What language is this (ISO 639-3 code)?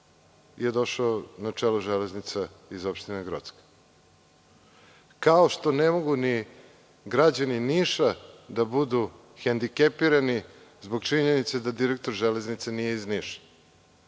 srp